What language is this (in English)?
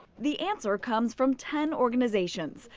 English